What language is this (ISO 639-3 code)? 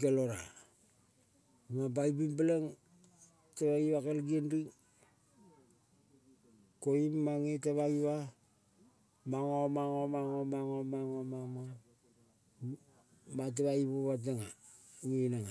kol